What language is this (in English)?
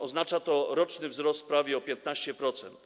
Polish